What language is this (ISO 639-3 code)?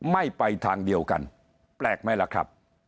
tha